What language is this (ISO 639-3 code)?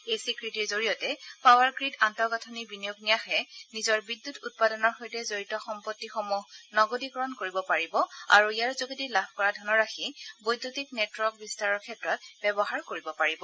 asm